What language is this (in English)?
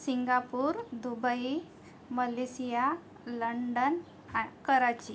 Marathi